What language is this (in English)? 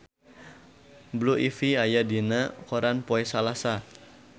Sundanese